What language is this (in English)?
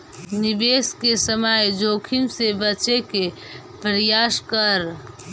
Magahi